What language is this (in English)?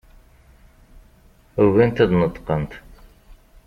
Kabyle